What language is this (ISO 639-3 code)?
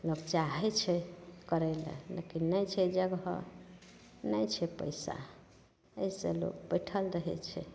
mai